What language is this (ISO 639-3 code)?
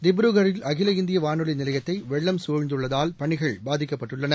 tam